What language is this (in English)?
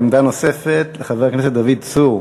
Hebrew